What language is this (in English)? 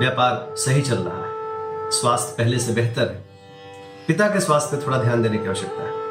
Hindi